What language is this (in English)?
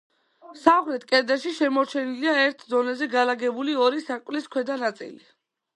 Georgian